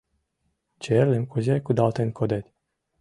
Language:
Mari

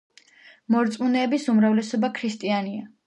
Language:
Georgian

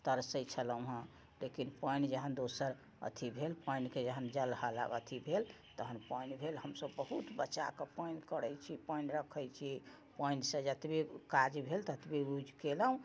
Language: Maithili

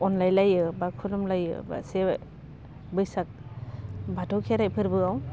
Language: Bodo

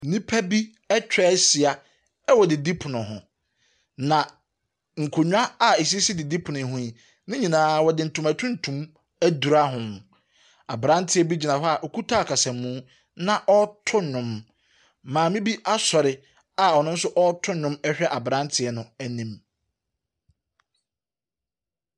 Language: Akan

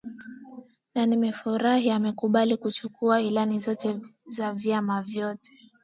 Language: Swahili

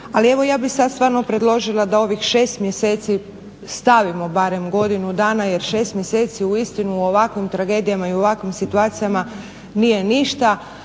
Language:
Croatian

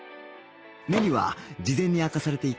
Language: Japanese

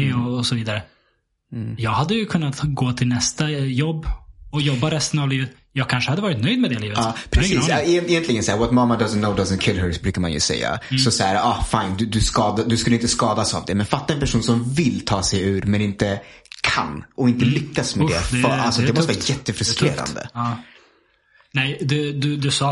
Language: Swedish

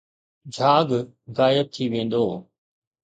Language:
Sindhi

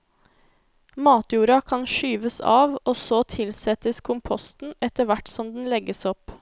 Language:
Norwegian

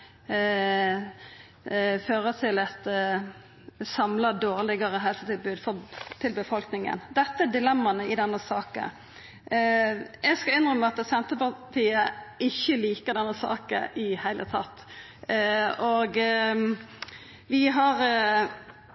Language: Norwegian Nynorsk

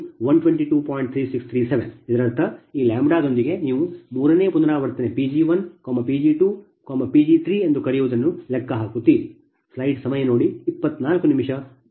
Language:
Kannada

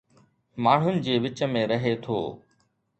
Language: Sindhi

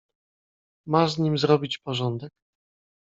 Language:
Polish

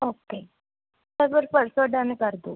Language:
Punjabi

